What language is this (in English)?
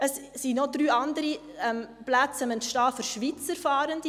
Swiss German